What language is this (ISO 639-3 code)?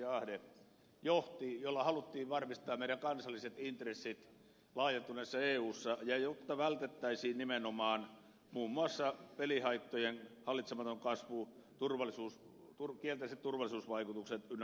fin